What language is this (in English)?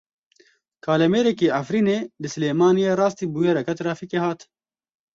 Kurdish